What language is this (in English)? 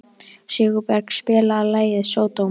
Icelandic